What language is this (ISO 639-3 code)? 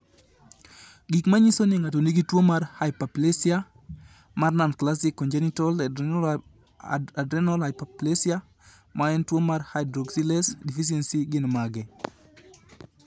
luo